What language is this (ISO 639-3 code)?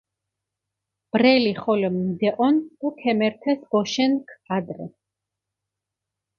xmf